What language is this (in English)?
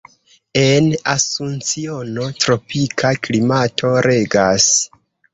Esperanto